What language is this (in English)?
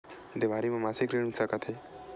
Chhattisgarhi